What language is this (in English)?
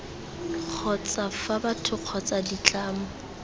Tswana